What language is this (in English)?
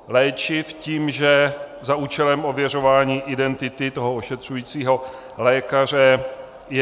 Czech